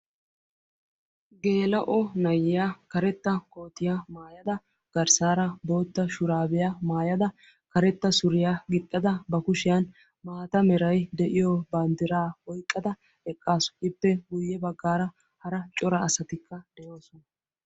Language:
Wolaytta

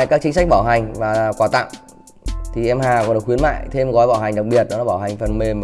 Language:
Vietnamese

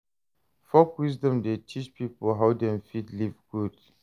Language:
Nigerian Pidgin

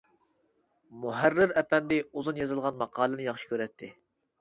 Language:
Uyghur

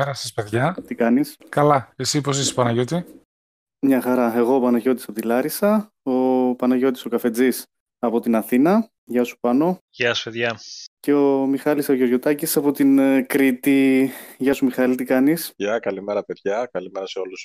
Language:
Greek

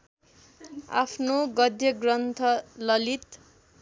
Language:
Nepali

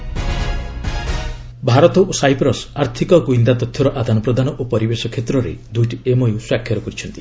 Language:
Odia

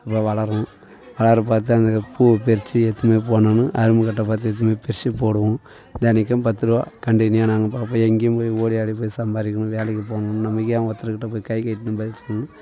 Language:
Tamil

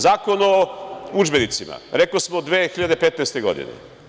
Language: Serbian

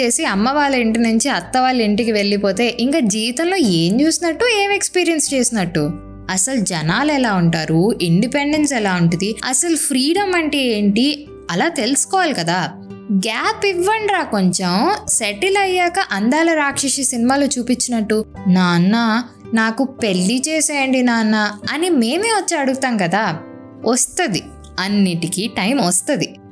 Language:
Telugu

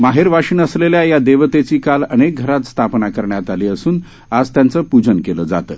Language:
Marathi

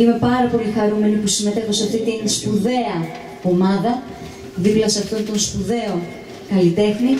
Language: Greek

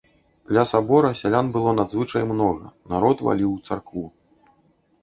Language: Belarusian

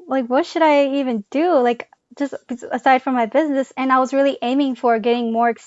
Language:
English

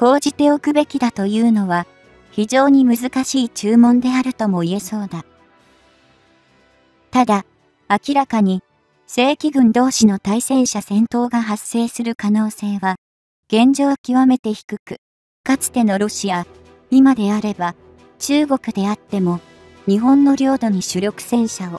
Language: Japanese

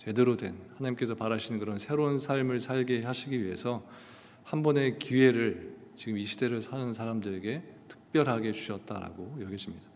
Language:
Korean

